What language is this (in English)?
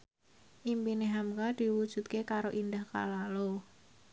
Javanese